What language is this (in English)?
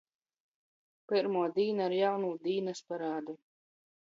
Latgalian